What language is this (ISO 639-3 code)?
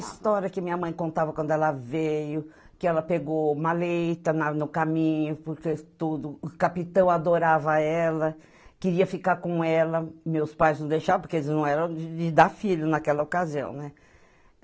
por